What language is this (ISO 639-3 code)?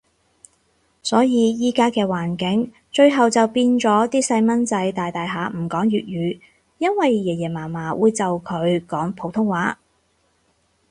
yue